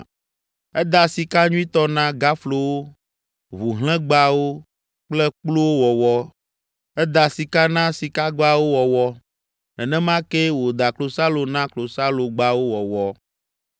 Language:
Ewe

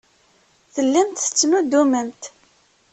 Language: Kabyle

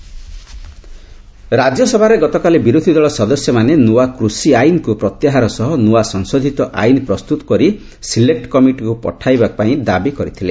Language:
Odia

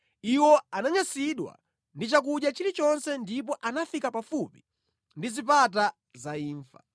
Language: Nyanja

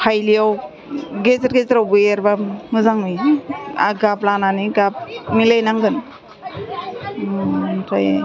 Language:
Bodo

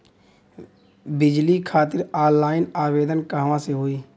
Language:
Bhojpuri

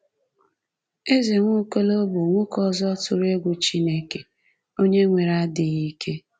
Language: Igbo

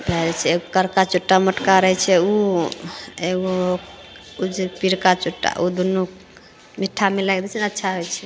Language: Maithili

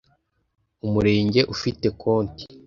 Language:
Kinyarwanda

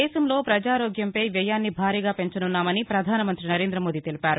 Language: Telugu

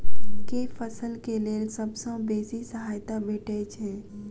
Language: Maithili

